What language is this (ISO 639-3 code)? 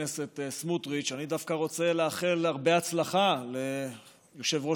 heb